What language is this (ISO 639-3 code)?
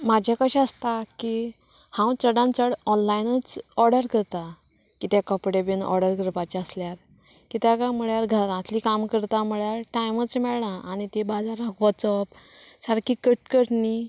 kok